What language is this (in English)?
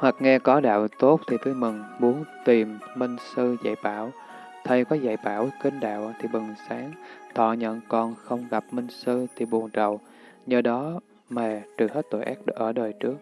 Vietnamese